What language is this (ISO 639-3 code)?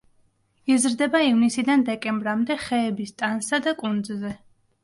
kat